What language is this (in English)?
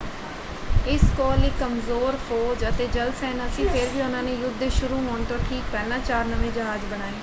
Punjabi